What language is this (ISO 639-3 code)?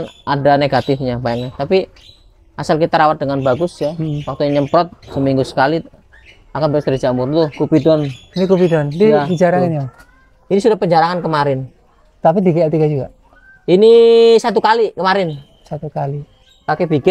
ind